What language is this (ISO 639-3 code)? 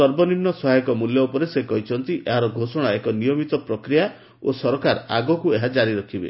ori